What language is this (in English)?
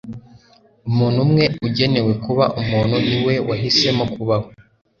Kinyarwanda